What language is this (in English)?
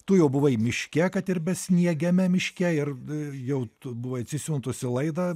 Lithuanian